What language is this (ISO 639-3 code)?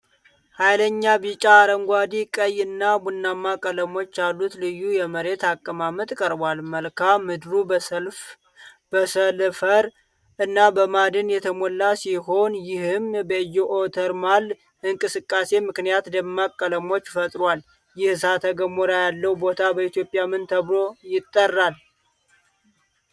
amh